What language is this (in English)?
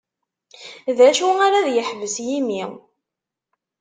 Kabyle